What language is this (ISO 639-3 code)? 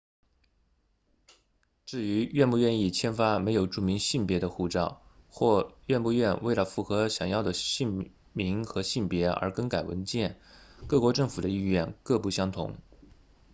zho